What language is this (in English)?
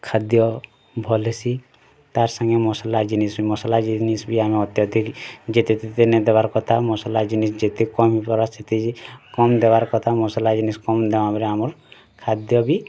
Odia